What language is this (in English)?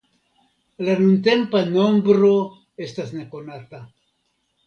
Esperanto